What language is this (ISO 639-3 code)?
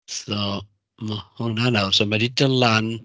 cym